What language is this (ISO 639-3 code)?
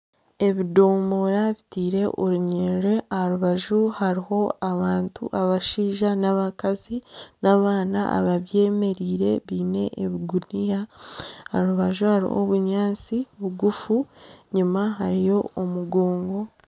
nyn